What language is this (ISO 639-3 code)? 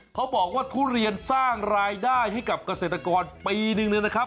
tha